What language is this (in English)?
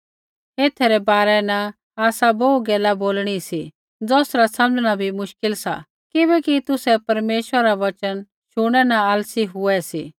Kullu Pahari